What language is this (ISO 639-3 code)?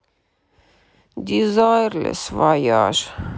rus